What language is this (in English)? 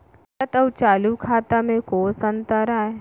Chhattisgarhi